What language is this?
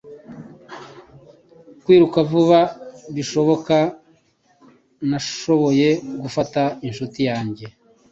Kinyarwanda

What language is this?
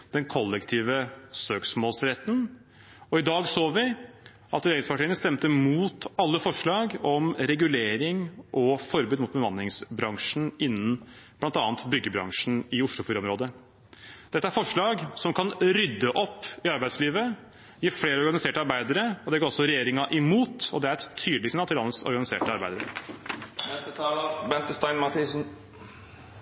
Norwegian Bokmål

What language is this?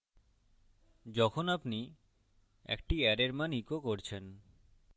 Bangla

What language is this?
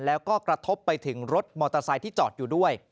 Thai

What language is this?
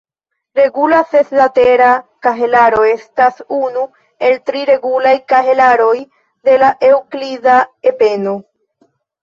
Esperanto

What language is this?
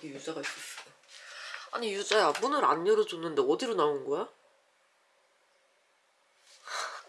Korean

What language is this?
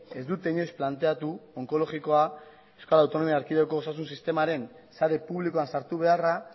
Basque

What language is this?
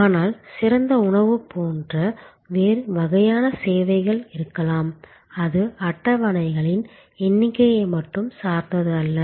Tamil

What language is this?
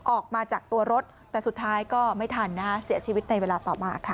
Thai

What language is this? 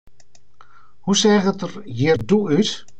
Western Frisian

